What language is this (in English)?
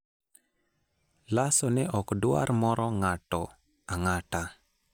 Luo (Kenya and Tanzania)